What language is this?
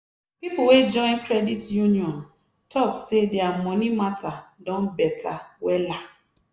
Nigerian Pidgin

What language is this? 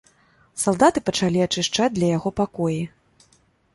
Belarusian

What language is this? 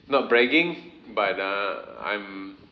English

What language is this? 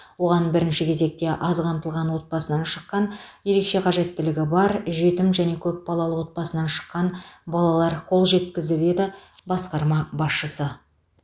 Kazakh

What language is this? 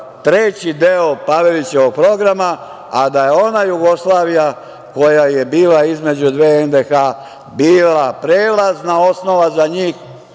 Serbian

